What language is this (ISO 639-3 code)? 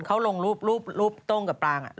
tha